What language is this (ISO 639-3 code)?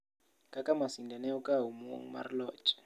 luo